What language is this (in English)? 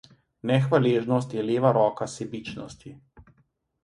Slovenian